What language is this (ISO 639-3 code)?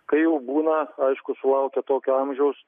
lit